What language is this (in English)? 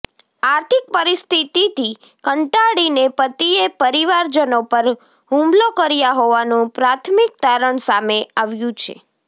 Gujarati